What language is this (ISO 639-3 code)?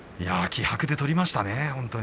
jpn